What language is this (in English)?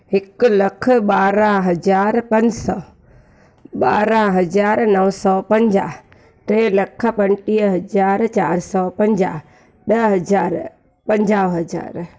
Sindhi